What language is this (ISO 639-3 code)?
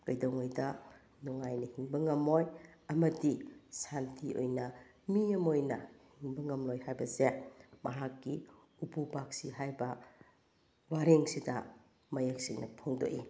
mni